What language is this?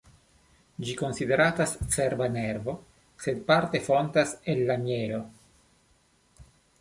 Esperanto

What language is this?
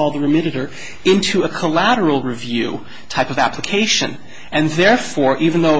English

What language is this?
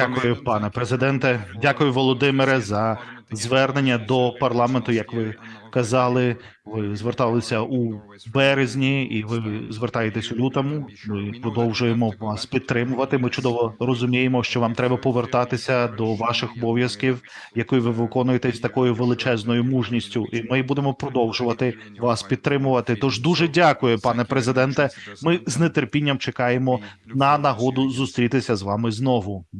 Ukrainian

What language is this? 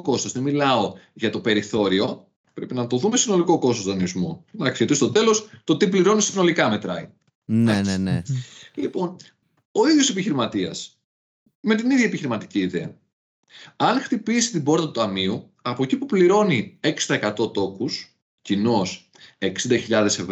Greek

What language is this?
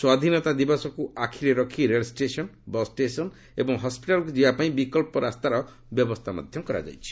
Odia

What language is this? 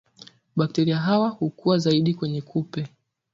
Swahili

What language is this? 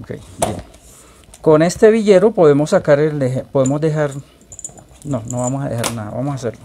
Spanish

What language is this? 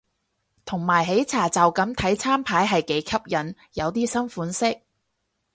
Cantonese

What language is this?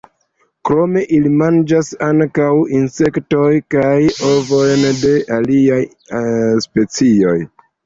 Esperanto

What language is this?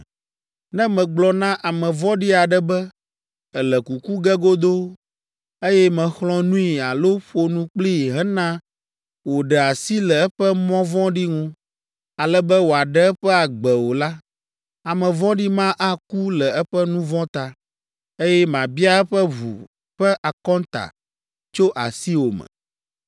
Ewe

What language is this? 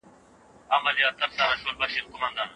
Pashto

